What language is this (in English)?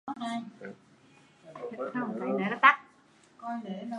Vietnamese